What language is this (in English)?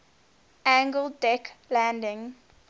English